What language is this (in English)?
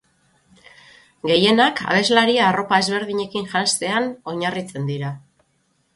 Basque